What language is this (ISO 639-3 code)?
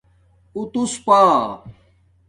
dmk